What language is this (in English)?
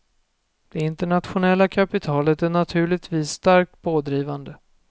Swedish